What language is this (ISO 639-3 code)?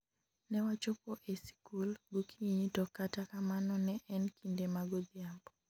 luo